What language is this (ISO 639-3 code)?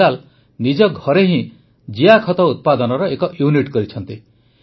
ori